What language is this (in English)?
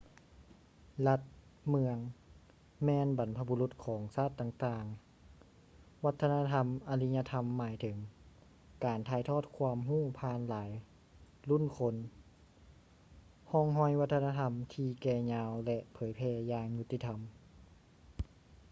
Lao